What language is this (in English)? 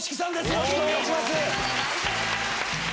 Japanese